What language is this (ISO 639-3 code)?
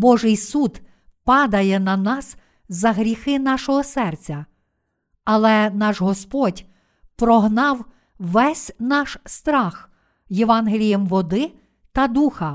ukr